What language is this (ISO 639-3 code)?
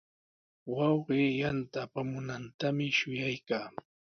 qws